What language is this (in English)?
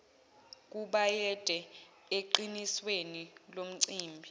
Zulu